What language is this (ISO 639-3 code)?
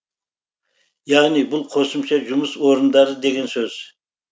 kaz